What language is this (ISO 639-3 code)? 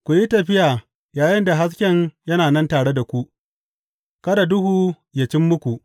hau